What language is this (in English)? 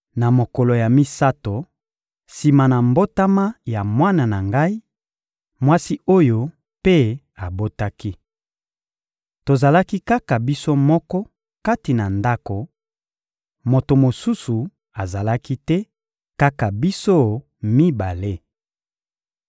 Lingala